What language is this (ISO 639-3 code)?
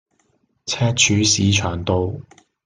yue